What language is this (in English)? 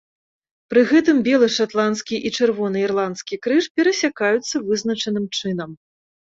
Belarusian